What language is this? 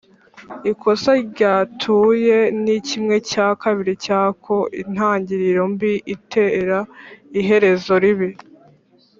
Kinyarwanda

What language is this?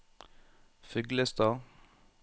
Norwegian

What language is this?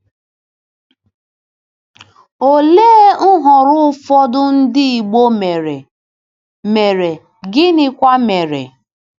Igbo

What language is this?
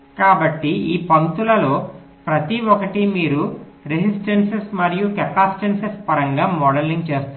Telugu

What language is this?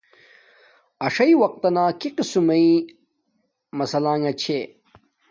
Domaaki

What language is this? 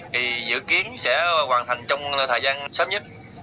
Vietnamese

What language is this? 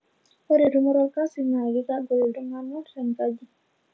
Masai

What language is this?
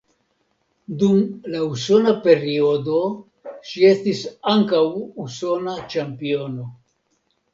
Esperanto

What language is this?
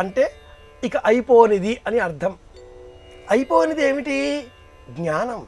Telugu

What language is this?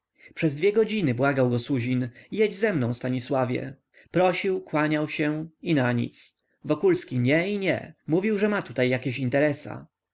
Polish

